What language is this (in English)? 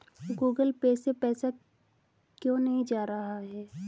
Hindi